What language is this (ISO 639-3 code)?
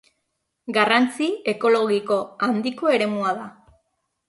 eus